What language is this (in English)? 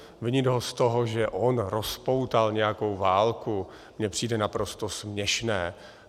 Czech